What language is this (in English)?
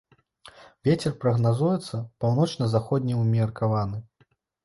Belarusian